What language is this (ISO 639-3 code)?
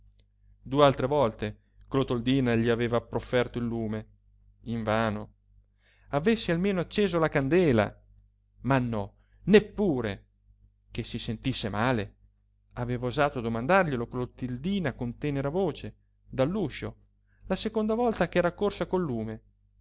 ita